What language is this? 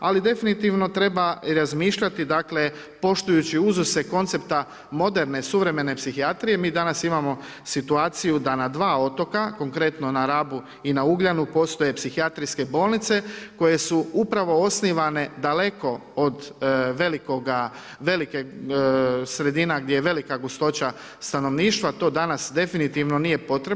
Croatian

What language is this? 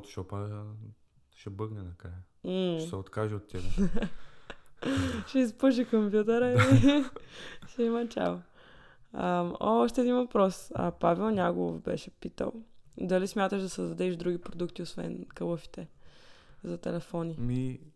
Bulgarian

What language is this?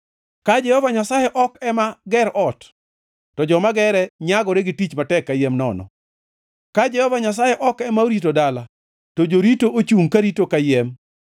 Luo (Kenya and Tanzania)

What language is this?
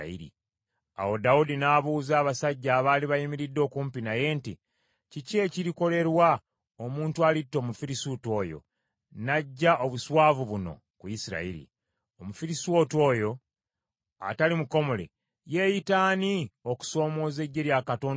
Ganda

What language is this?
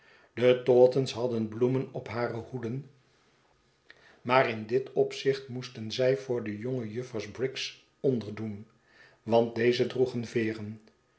Dutch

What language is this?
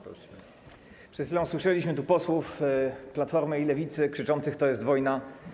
Polish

